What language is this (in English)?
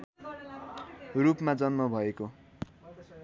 Nepali